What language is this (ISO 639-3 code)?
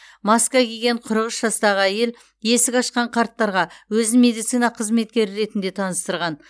kaz